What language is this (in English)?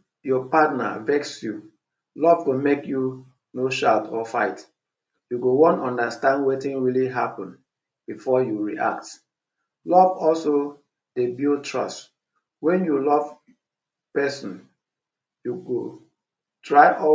Nigerian Pidgin